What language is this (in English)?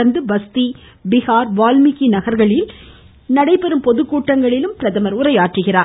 Tamil